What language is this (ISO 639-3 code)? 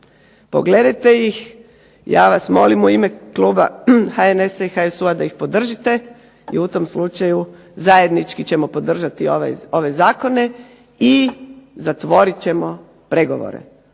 hrv